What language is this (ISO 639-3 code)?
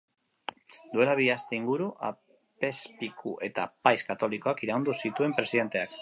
eus